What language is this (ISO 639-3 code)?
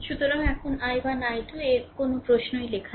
ben